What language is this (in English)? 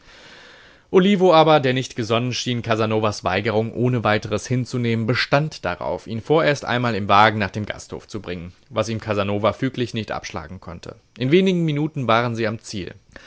German